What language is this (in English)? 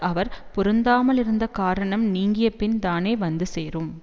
Tamil